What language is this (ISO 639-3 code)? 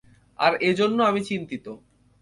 ben